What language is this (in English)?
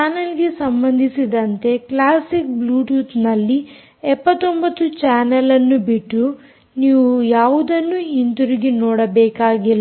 Kannada